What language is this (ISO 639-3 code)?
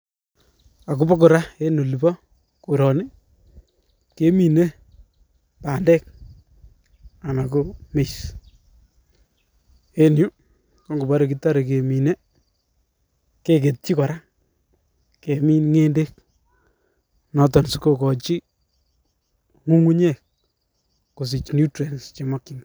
kln